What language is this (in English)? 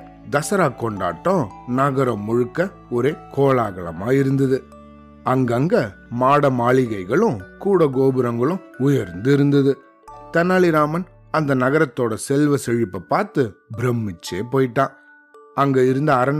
Tamil